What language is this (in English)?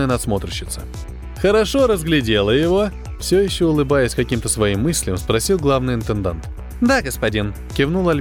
Russian